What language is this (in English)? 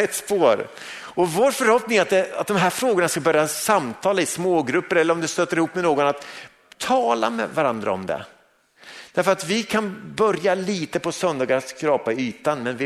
Swedish